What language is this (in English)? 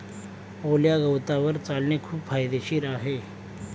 Marathi